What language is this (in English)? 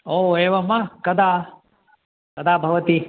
Sanskrit